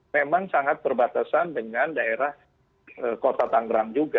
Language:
Indonesian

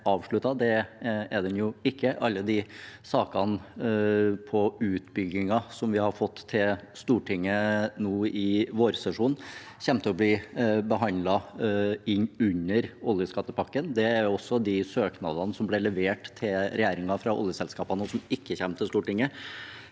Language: Norwegian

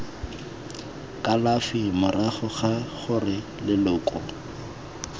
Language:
Tswana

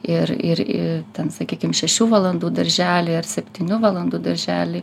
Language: Lithuanian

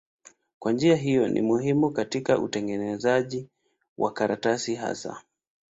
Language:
Swahili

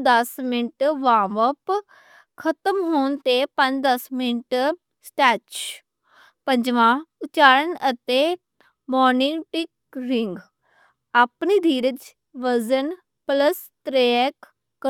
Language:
Western Panjabi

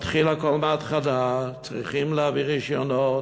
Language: Hebrew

